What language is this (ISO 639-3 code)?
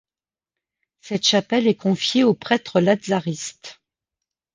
fra